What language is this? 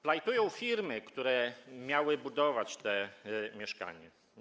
Polish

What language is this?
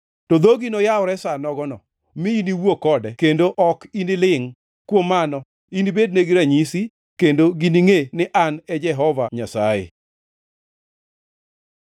Luo (Kenya and Tanzania)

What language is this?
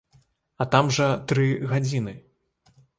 Belarusian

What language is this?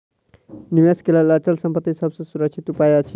Maithili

